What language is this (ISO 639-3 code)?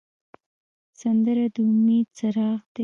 pus